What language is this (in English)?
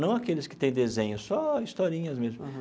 Portuguese